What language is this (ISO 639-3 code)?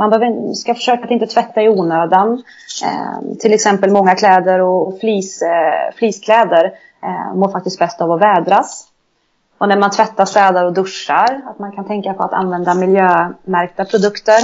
swe